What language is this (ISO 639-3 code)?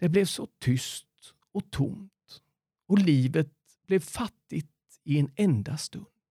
swe